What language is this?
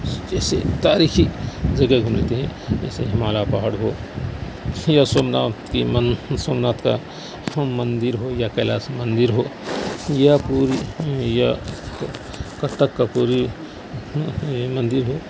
Urdu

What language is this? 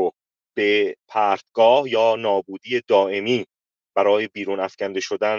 Persian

